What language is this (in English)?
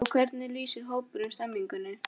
Icelandic